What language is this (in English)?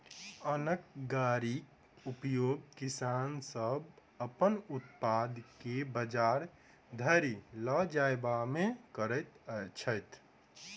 Maithili